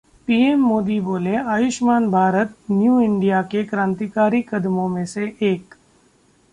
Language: Hindi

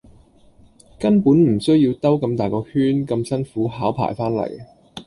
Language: Cantonese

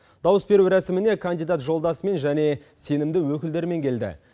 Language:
Kazakh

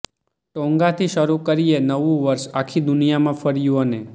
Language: Gujarati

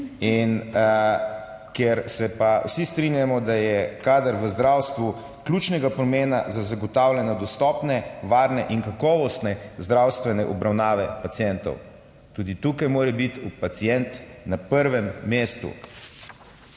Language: Slovenian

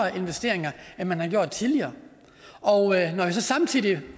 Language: Danish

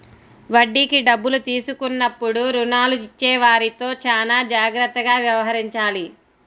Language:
Telugu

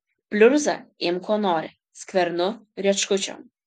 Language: Lithuanian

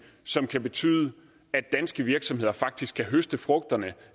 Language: Danish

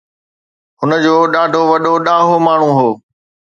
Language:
Sindhi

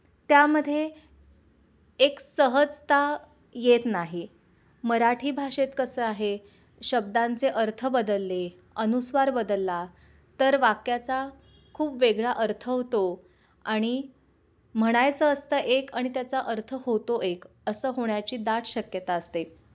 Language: Marathi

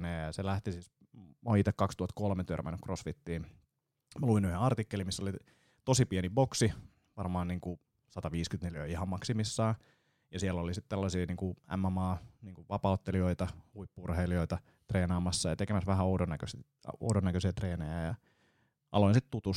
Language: Finnish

